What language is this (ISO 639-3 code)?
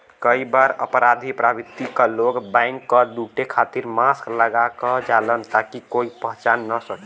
bho